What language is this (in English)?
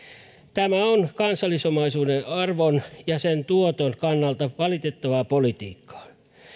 Finnish